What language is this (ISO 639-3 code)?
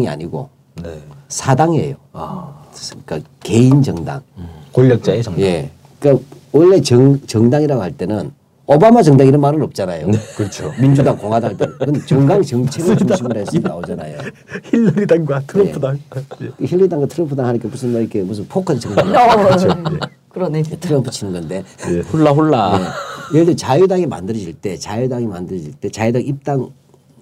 kor